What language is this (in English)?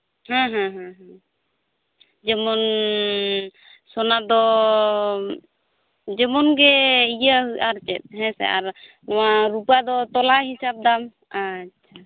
Santali